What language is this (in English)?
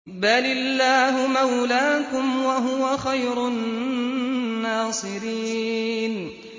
Arabic